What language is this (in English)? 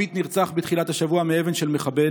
Hebrew